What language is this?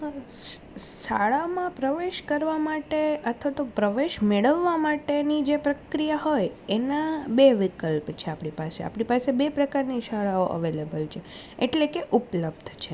Gujarati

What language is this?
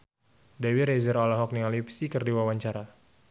Sundanese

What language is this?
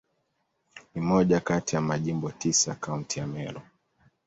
Swahili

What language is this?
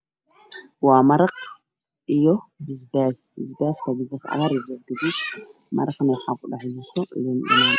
Somali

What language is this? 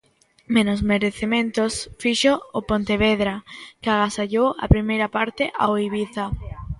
Galician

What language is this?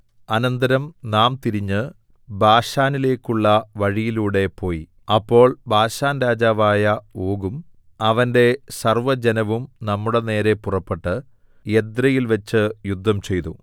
Malayalam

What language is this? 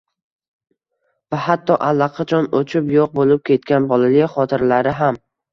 Uzbek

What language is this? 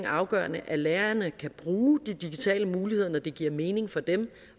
Danish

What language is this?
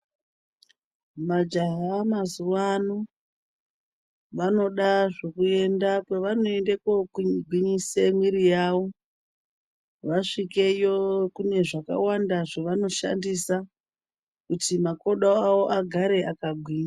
Ndau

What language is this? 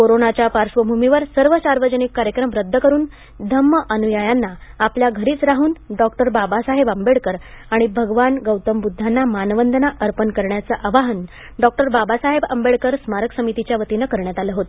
Marathi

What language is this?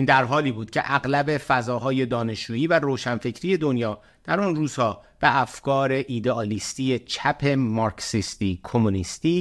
Persian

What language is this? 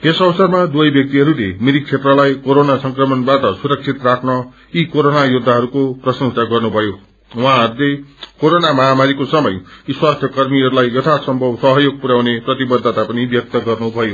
Nepali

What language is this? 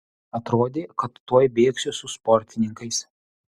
Lithuanian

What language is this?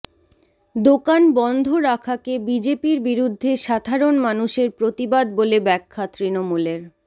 Bangla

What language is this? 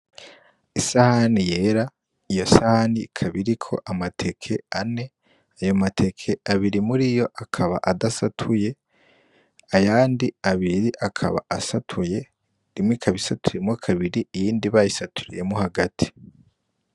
Rundi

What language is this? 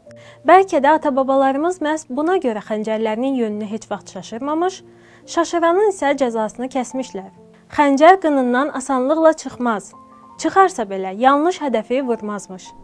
Turkish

